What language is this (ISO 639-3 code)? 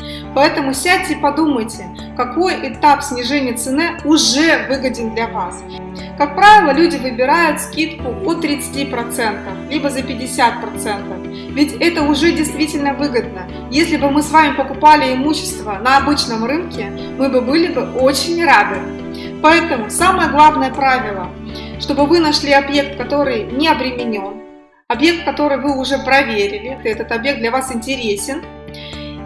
rus